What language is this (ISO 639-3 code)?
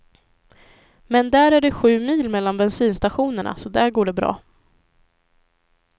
swe